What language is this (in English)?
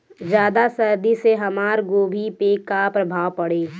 Bhojpuri